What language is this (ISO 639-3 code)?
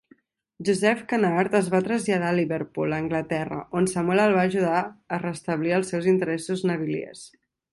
cat